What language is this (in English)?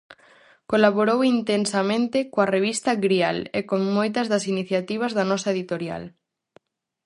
Galician